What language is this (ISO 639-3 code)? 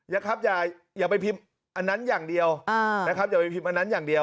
tha